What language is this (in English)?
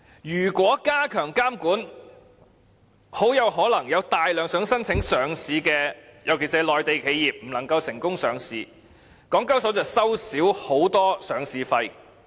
Cantonese